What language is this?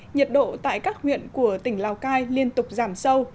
Vietnamese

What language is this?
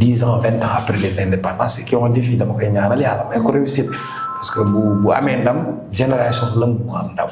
French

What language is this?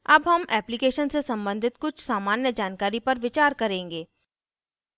Hindi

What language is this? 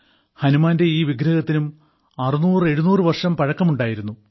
Malayalam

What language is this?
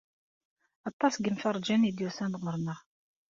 Kabyle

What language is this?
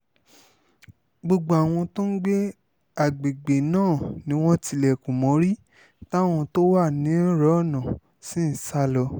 Yoruba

